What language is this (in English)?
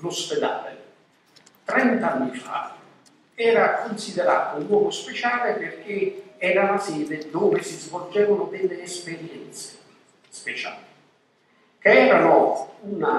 Italian